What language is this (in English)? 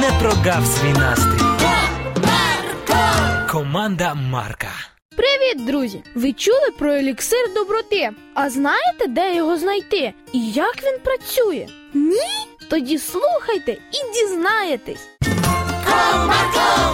Ukrainian